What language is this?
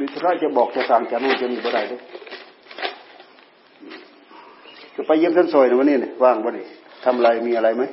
Thai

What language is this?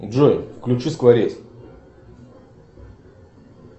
Russian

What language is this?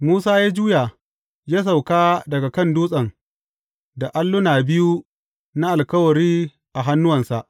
Hausa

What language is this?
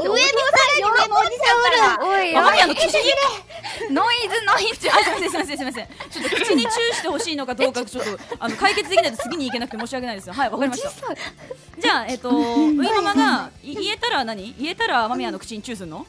Japanese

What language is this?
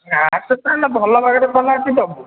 Odia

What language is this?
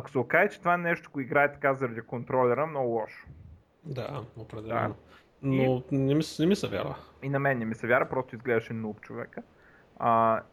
Bulgarian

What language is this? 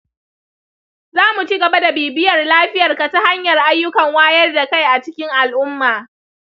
Hausa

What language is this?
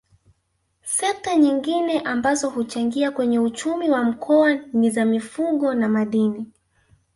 Swahili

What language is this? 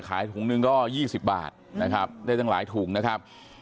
Thai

